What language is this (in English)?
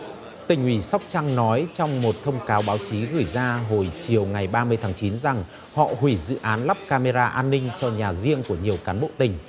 Vietnamese